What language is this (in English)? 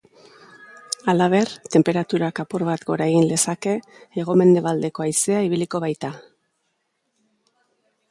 Basque